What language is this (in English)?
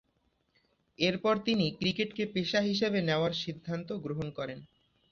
Bangla